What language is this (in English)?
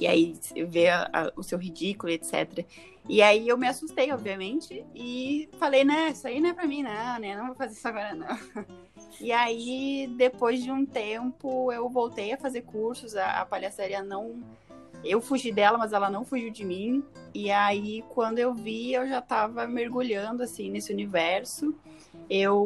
Portuguese